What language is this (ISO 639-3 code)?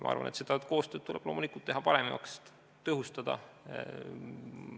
est